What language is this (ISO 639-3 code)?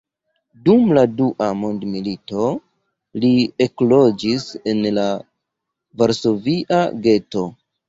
epo